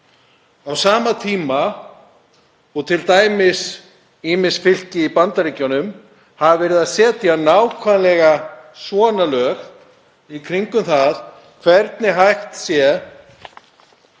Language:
Icelandic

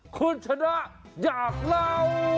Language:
Thai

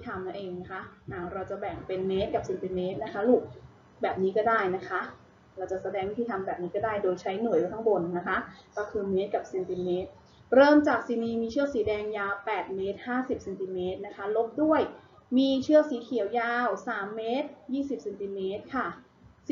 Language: Thai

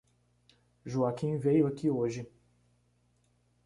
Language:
Portuguese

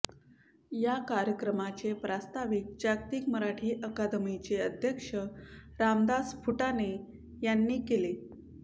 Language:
Marathi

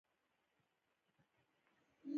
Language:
Pashto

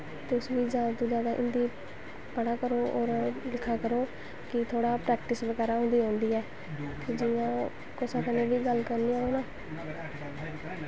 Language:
Dogri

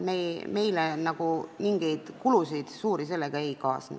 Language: Estonian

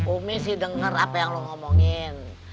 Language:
Indonesian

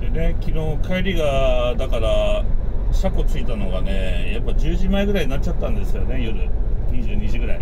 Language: Japanese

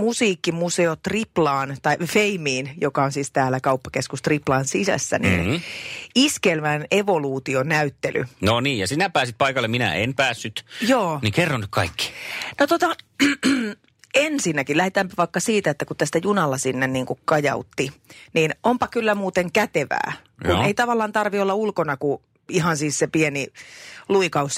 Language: Finnish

